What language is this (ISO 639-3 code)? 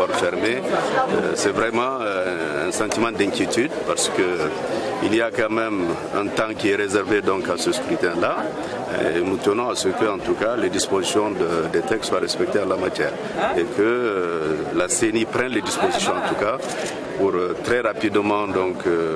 fra